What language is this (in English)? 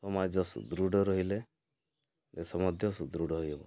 Odia